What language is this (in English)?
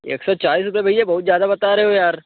Hindi